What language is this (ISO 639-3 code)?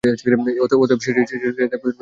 ben